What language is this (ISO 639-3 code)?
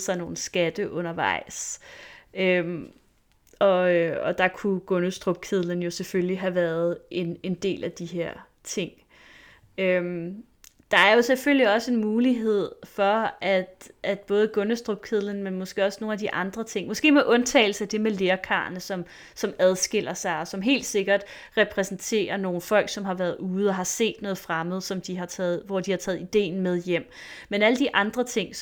dan